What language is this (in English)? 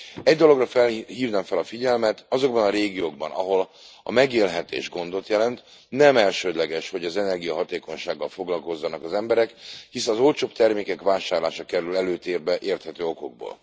Hungarian